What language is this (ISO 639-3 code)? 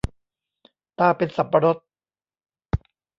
tha